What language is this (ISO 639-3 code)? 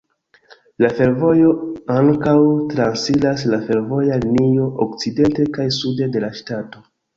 epo